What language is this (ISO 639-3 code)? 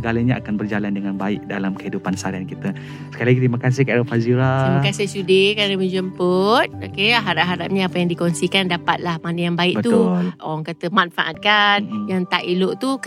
msa